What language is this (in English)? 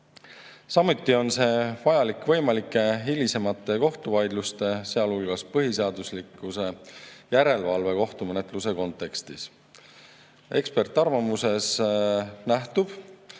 Estonian